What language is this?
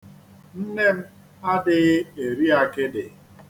Igbo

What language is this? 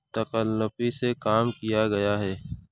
Urdu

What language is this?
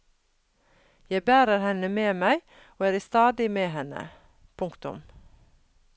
Norwegian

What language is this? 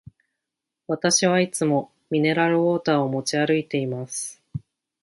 Japanese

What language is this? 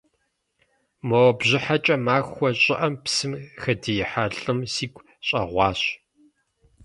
Kabardian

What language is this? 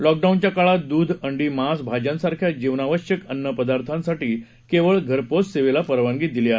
Marathi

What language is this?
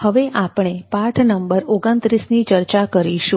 Gujarati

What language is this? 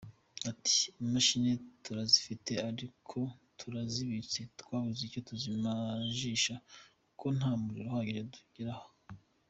Kinyarwanda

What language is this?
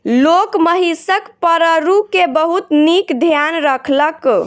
Maithili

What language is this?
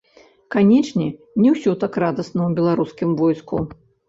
Belarusian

